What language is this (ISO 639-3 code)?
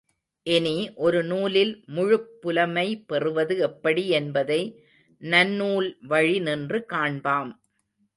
tam